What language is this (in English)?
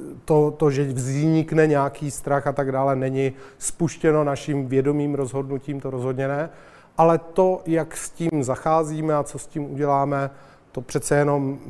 Czech